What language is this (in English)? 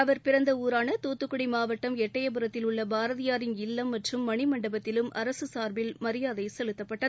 Tamil